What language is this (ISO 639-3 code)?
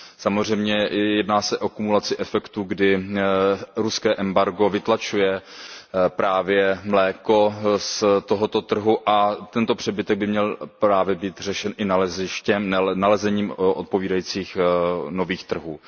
ces